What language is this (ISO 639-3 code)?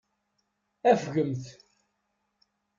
kab